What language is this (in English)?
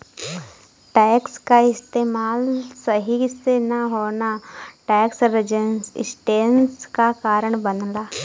Bhojpuri